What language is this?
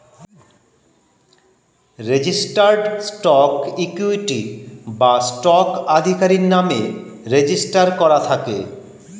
Bangla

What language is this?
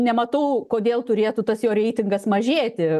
Lithuanian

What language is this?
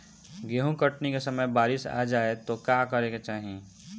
Bhojpuri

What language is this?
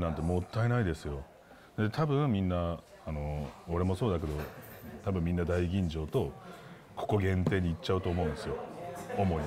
Japanese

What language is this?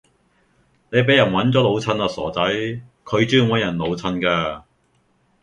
Cantonese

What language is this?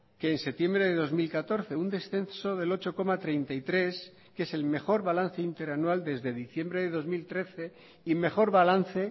Spanish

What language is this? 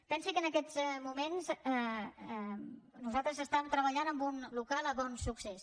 Catalan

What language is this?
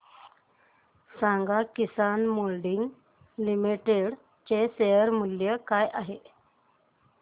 Marathi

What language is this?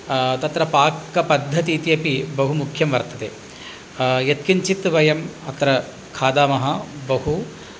Sanskrit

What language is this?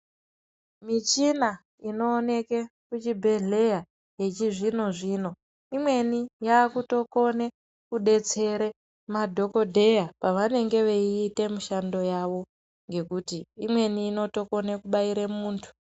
Ndau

